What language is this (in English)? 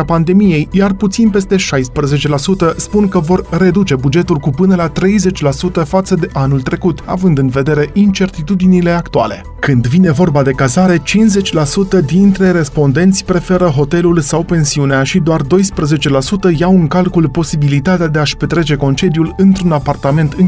Romanian